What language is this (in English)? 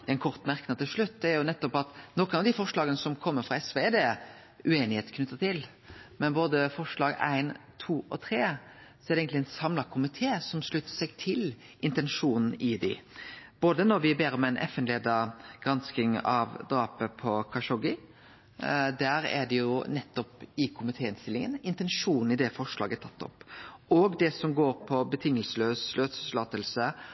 Norwegian Nynorsk